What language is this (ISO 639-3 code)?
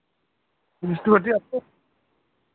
sat